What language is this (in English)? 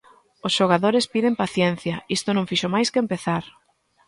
Galician